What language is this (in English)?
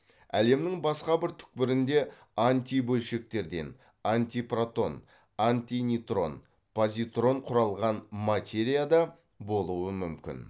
Kazakh